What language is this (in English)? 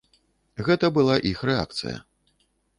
Belarusian